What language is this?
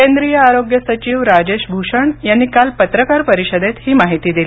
Marathi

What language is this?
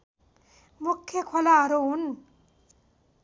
Nepali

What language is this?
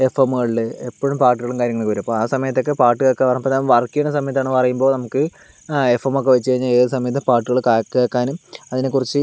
Malayalam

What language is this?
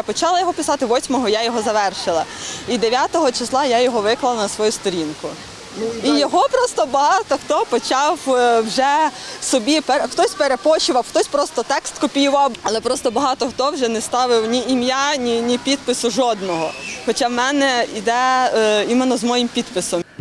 Ukrainian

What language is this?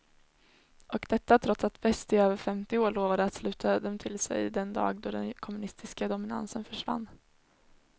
Swedish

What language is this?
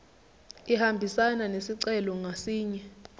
Zulu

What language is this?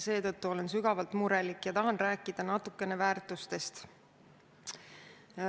Estonian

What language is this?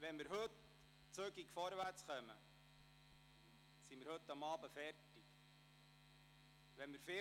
Swiss German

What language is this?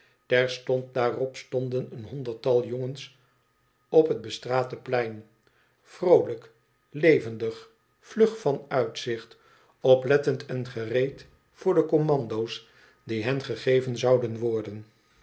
Dutch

